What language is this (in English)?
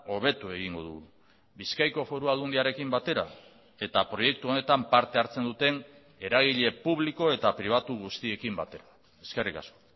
Basque